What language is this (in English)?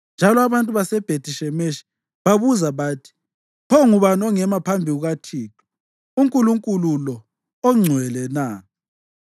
North Ndebele